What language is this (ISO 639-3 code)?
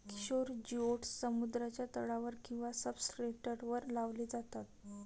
mar